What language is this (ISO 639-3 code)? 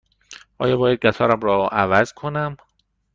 fas